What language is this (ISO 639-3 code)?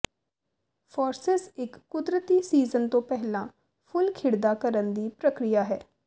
pan